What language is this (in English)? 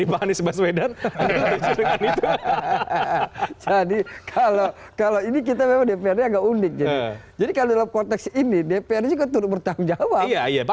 Indonesian